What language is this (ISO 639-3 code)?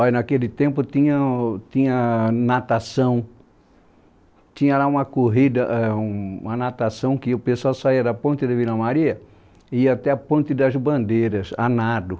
por